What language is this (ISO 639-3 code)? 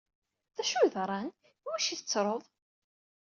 kab